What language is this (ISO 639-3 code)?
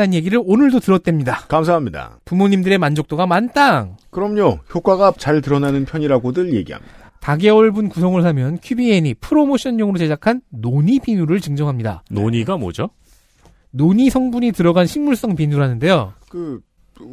kor